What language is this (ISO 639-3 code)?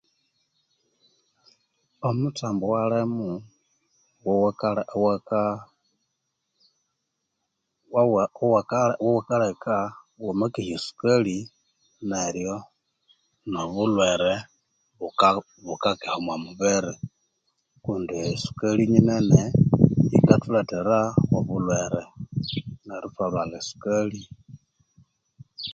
koo